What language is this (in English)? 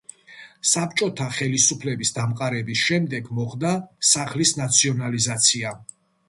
Georgian